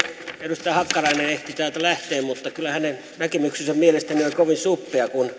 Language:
Finnish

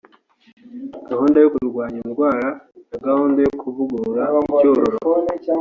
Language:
Kinyarwanda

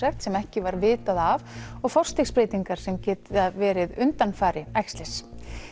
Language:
Icelandic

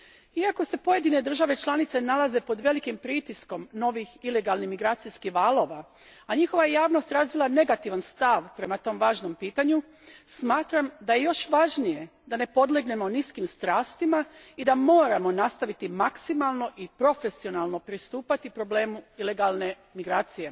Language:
Croatian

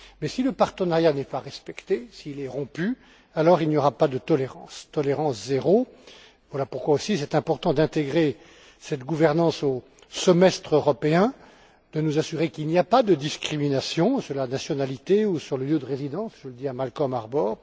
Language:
French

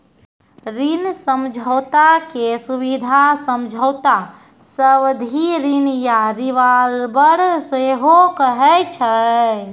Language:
Maithili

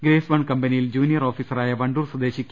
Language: Malayalam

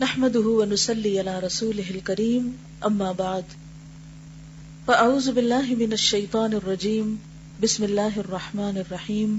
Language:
Urdu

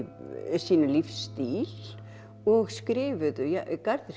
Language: Icelandic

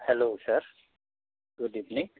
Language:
Bodo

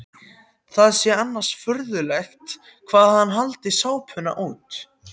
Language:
Icelandic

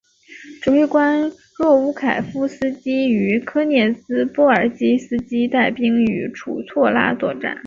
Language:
Chinese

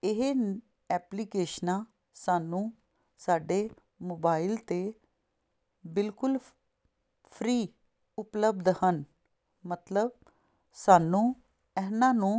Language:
Punjabi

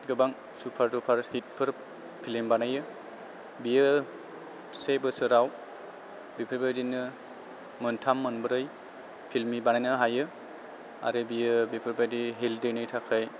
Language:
Bodo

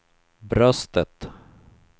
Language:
Swedish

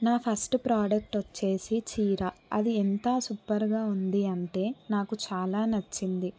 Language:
Telugu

